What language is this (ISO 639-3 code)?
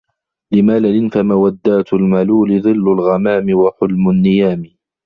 ara